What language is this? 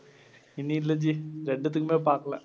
Tamil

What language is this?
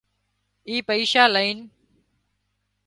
Wadiyara Koli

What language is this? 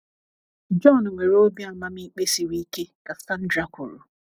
Igbo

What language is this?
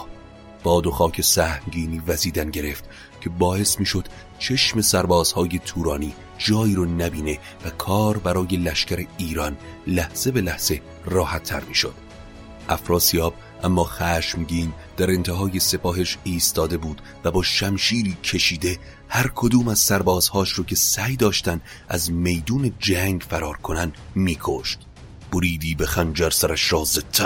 Persian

